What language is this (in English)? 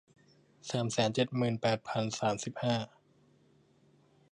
Thai